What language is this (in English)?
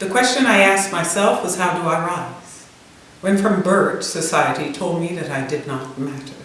English